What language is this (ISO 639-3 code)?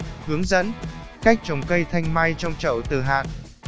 vie